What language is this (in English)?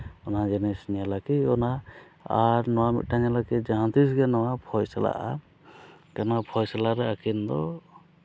Santali